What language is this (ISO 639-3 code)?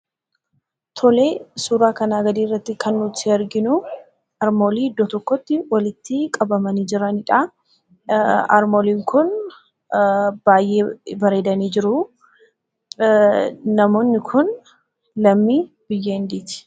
orm